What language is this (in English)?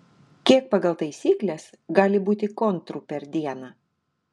Lithuanian